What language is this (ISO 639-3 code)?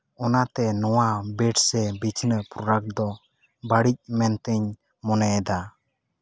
sat